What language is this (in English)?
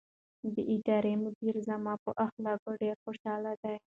Pashto